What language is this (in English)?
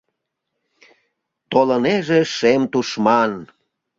Mari